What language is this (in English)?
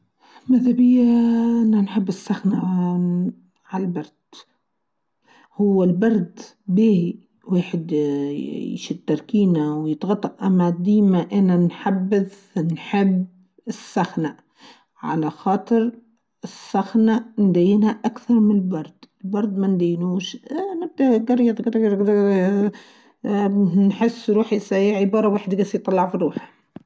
Tunisian Arabic